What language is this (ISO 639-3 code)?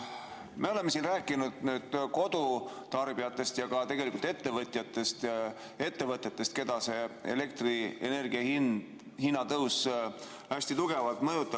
est